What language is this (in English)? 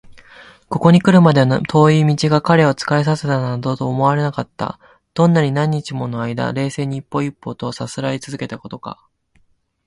Japanese